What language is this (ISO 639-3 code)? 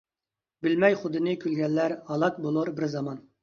uig